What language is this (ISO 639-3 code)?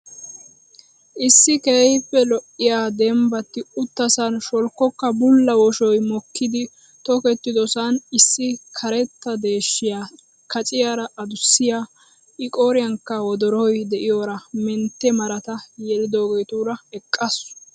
wal